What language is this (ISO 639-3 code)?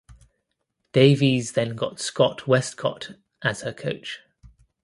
eng